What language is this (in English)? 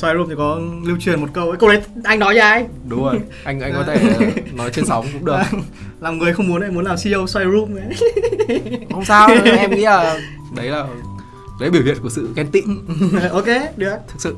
Vietnamese